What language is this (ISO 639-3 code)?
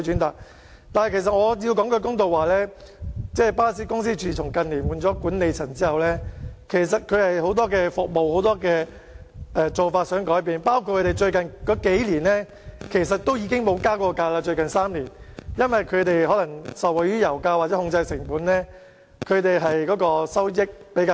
yue